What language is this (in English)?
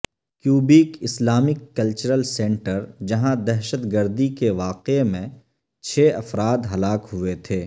Urdu